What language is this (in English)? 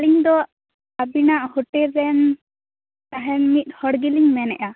Santali